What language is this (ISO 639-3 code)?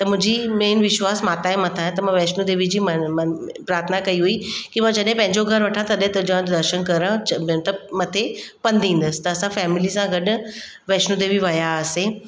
snd